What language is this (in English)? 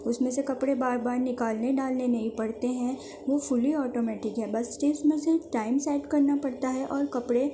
Urdu